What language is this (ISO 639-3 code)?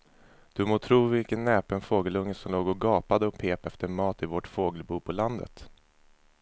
swe